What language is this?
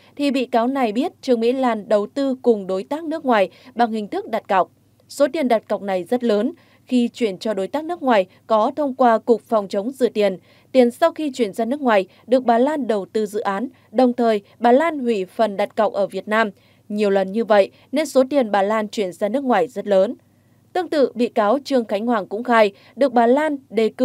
Vietnamese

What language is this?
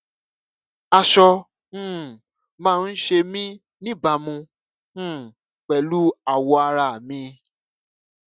Yoruba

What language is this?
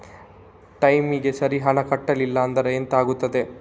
Kannada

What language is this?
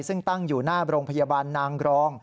Thai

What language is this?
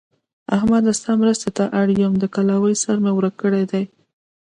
Pashto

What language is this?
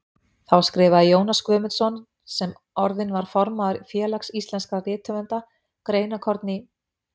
Icelandic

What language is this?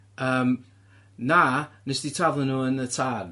Welsh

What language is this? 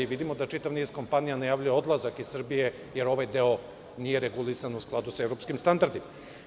Serbian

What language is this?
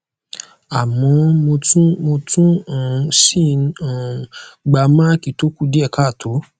Yoruba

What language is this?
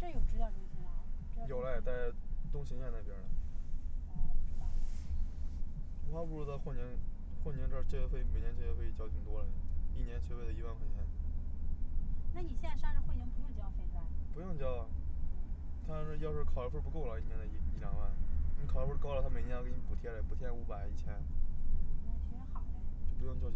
Chinese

